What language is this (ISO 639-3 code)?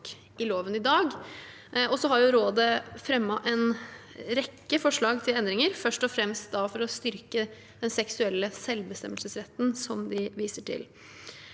nor